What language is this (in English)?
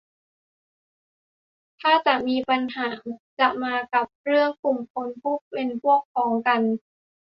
Thai